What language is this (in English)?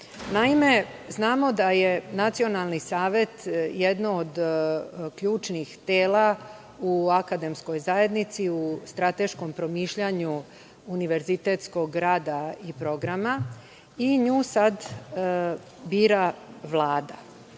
Serbian